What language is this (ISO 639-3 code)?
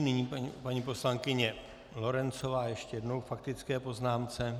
ces